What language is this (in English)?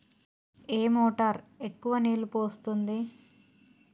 Telugu